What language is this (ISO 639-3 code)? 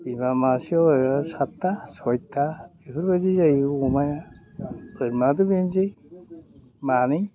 brx